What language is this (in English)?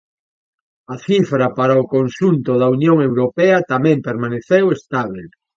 Galician